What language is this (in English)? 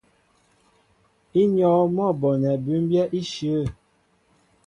Mbo (Cameroon)